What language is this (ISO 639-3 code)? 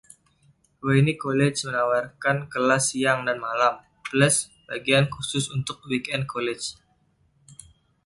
ind